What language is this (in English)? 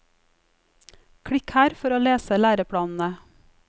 Norwegian